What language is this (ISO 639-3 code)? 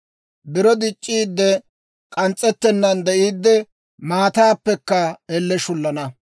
dwr